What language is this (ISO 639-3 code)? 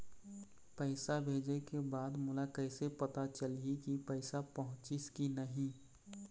hne